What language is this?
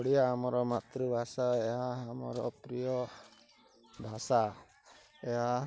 Odia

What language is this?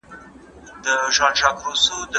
Pashto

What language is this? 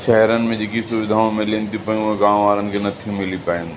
Sindhi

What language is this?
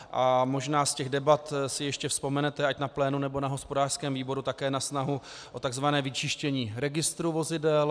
Czech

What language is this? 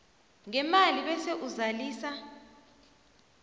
South Ndebele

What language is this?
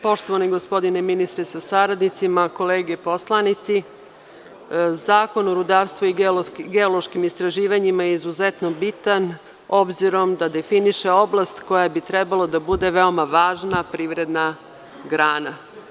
Serbian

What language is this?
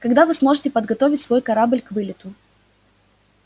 Russian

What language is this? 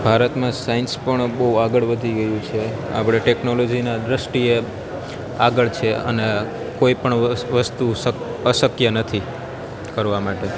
Gujarati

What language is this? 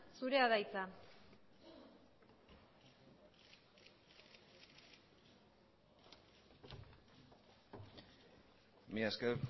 Basque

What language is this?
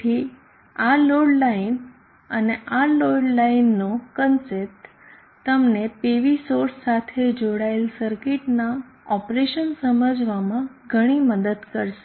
Gujarati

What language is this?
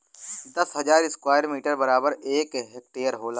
Bhojpuri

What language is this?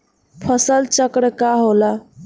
Bhojpuri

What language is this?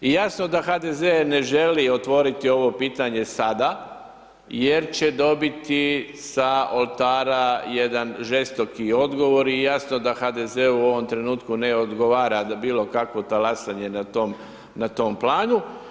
Croatian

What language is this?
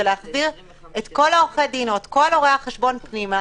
Hebrew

